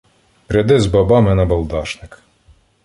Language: Ukrainian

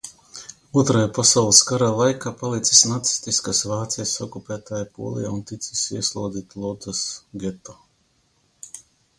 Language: Latvian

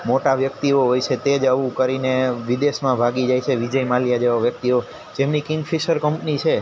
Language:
Gujarati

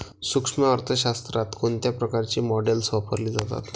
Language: Marathi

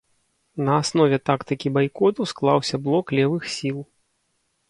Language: Belarusian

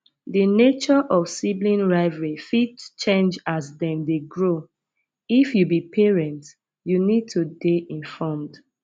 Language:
Nigerian Pidgin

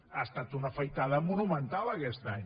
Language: Catalan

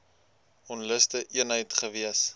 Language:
Afrikaans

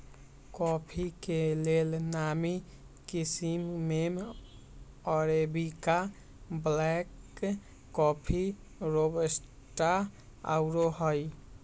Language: Magahi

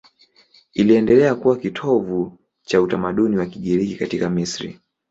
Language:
Swahili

